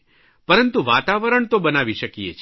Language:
Gujarati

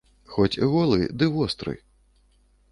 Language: Belarusian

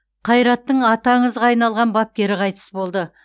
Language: Kazakh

